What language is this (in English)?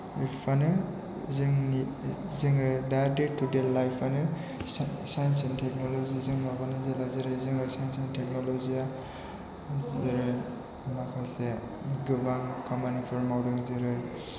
Bodo